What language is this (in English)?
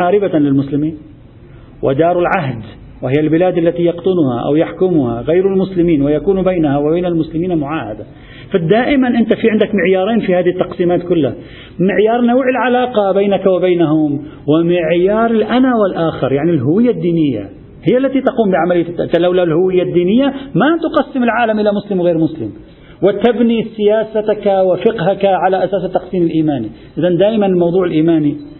Arabic